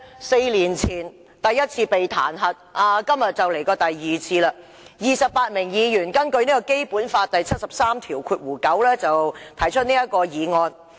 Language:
Cantonese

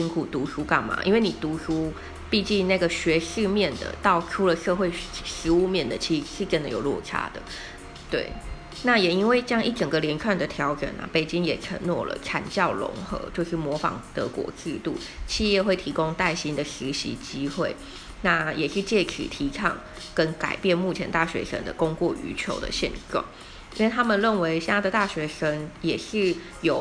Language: Chinese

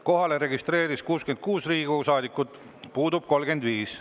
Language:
Estonian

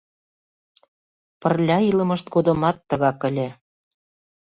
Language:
Mari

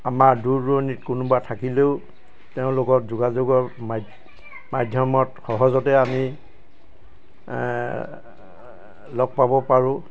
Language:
Assamese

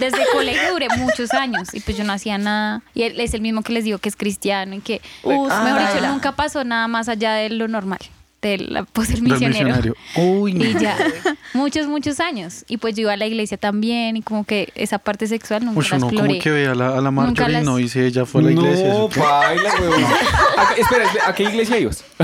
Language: Spanish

